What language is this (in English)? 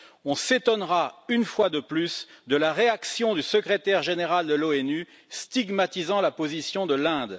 French